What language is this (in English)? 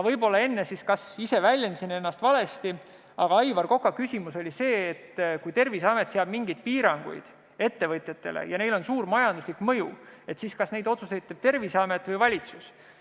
Estonian